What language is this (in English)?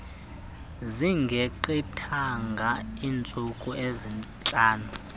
Xhosa